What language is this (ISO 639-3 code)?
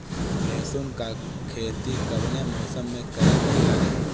bho